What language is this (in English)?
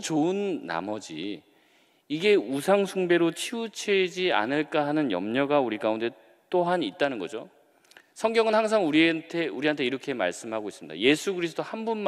Korean